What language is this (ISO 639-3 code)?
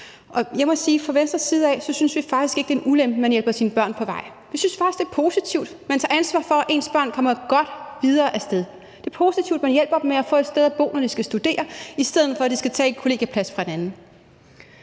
dan